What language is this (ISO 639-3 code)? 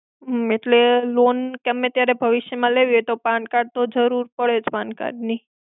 guj